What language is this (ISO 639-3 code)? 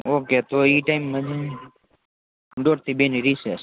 guj